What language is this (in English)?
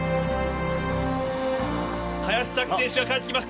Japanese